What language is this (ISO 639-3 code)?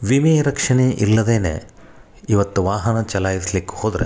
kan